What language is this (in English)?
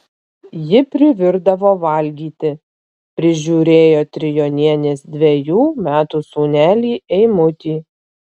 Lithuanian